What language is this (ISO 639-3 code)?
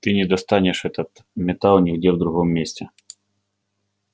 rus